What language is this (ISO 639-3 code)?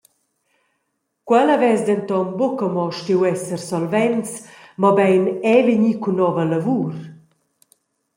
roh